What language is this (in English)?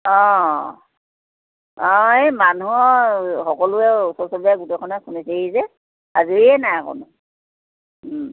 Assamese